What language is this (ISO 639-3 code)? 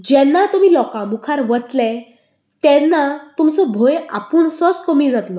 kok